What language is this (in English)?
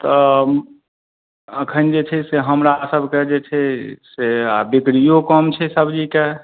Maithili